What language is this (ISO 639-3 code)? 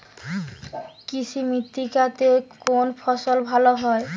ben